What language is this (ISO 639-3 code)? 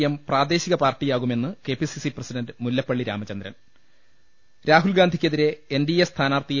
mal